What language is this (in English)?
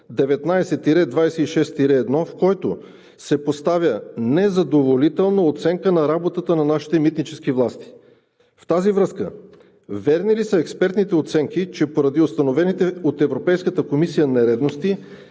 Bulgarian